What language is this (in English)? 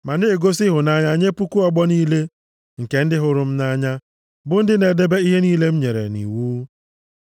Igbo